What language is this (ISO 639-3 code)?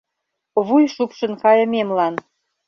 chm